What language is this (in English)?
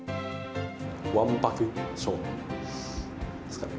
Japanese